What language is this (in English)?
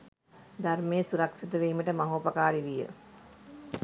Sinhala